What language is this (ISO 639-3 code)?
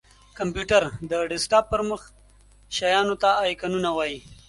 pus